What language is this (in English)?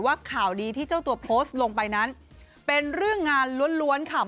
Thai